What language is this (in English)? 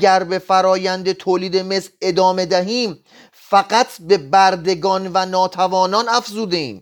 Persian